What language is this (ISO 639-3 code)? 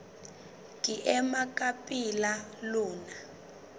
sot